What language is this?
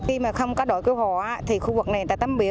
Vietnamese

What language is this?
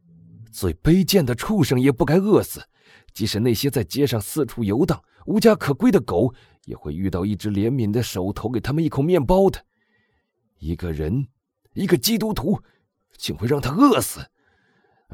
Chinese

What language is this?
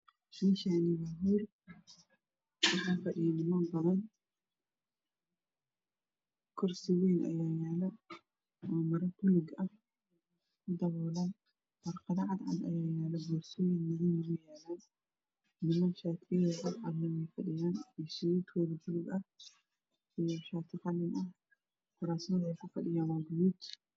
Somali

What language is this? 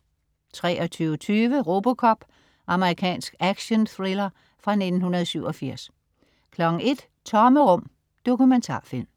Danish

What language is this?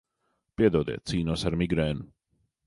Latvian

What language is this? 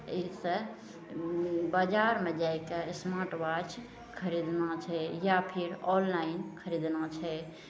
Maithili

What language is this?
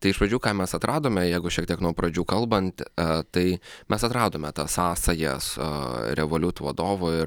Lithuanian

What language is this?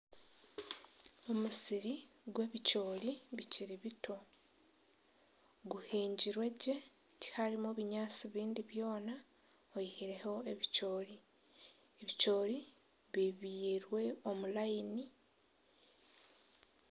Nyankole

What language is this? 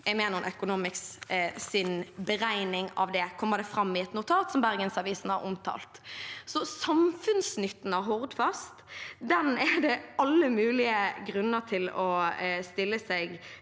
Norwegian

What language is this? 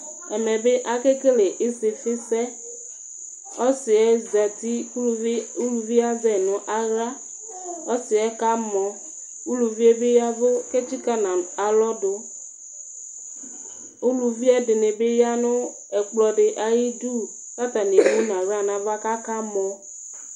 Ikposo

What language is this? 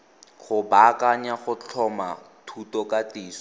Tswana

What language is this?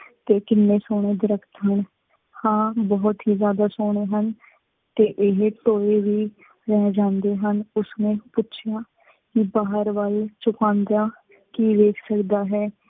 Punjabi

